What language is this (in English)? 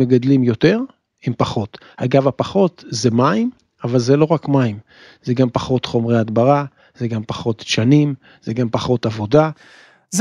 Hebrew